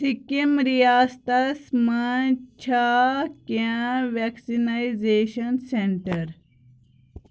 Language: Kashmiri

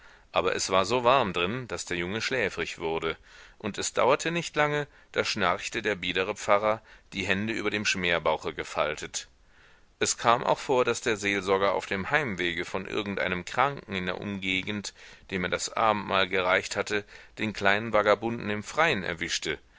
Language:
German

